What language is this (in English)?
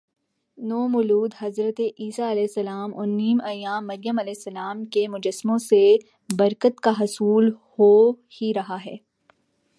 Urdu